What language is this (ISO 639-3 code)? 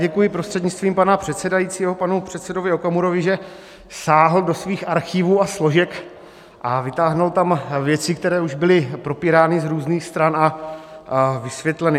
ces